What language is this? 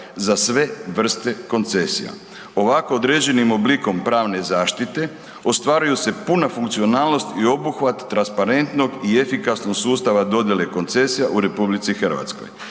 Croatian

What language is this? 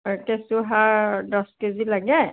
Assamese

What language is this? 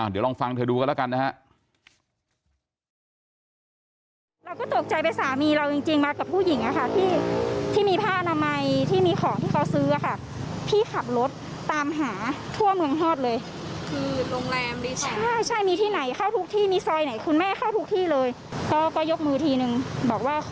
Thai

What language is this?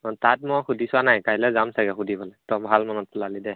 Assamese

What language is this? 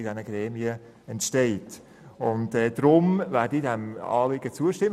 Swiss German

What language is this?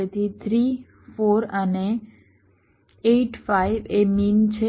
Gujarati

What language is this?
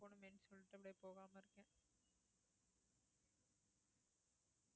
Tamil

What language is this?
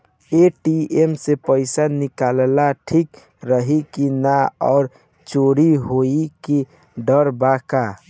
Bhojpuri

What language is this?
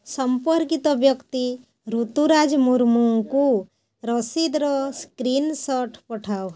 Odia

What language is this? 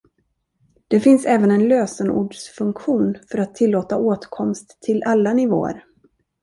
Swedish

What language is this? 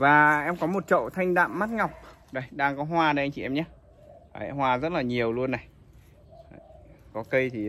Vietnamese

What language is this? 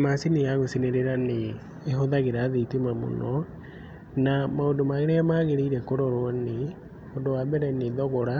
Kikuyu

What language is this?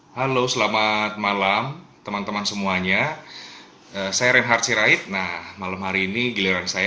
Indonesian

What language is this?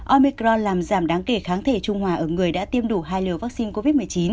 Vietnamese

